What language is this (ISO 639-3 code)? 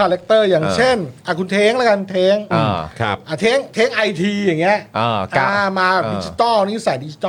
tha